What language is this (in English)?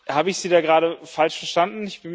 German